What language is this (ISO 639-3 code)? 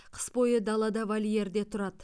kaz